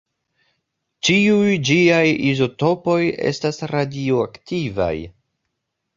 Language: Esperanto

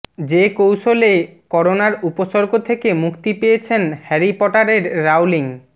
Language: Bangla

